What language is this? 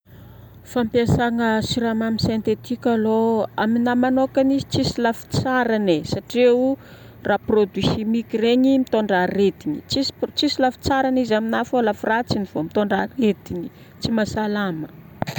Northern Betsimisaraka Malagasy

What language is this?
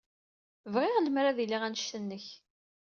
Kabyle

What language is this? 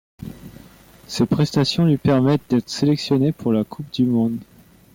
French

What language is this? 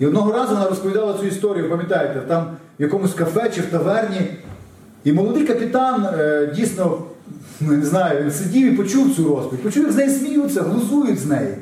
Ukrainian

